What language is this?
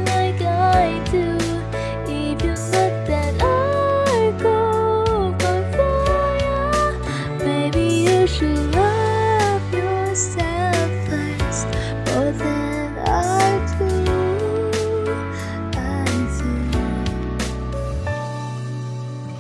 English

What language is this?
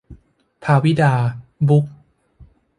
Thai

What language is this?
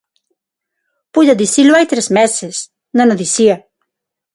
Galician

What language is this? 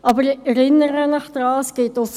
Swiss German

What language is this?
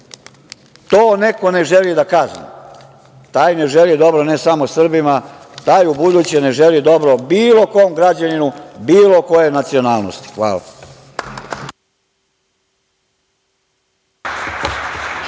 Serbian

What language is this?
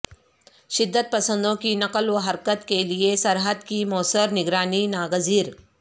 Urdu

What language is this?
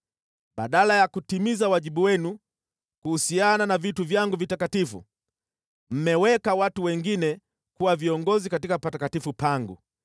Swahili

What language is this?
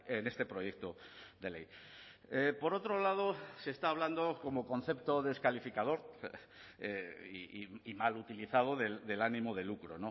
Spanish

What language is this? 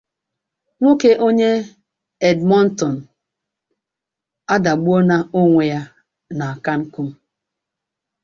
Igbo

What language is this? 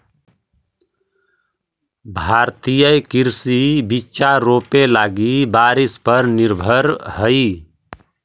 Magahi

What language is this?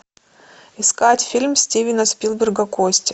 Russian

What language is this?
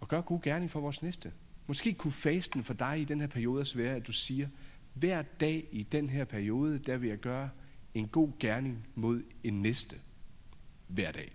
Danish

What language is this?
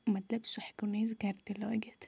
Kashmiri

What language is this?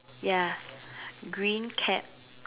English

